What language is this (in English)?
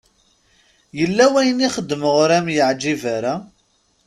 Kabyle